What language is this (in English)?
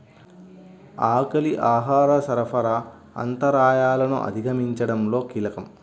Telugu